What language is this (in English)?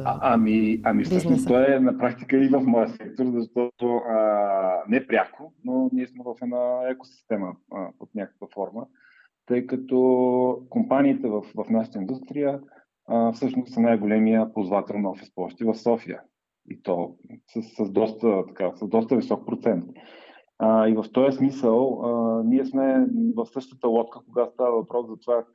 Bulgarian